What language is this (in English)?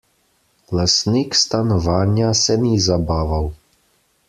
Slovenian